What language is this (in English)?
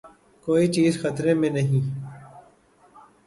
Urdu